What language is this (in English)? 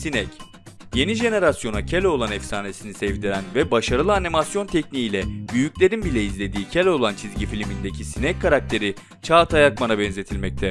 Turkish